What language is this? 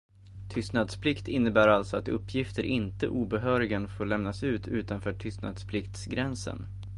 Swedish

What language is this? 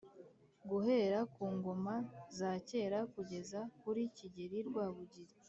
Kinyarwanda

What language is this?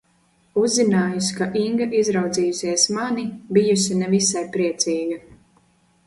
Latvian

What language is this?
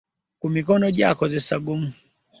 Ganda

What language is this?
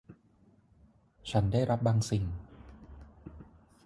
Thai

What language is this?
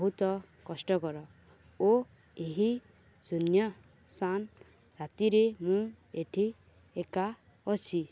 Odia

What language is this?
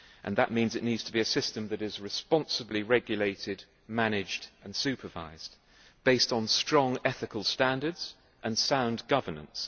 English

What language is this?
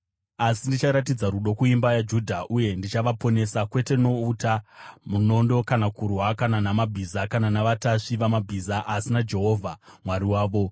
Shona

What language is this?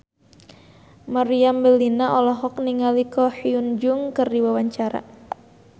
Sundanese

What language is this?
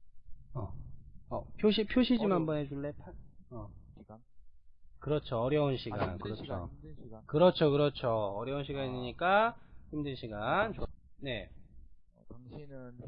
Korean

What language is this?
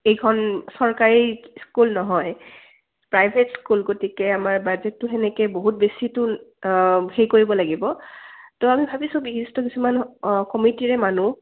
Assamese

